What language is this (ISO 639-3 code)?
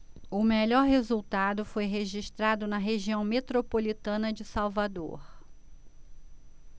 por